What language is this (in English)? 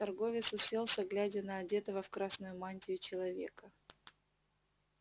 Russian